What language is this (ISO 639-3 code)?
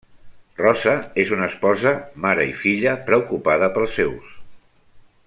cat